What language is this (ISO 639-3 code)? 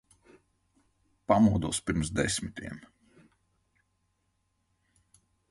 lav